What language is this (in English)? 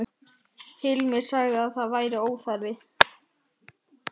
Icelandic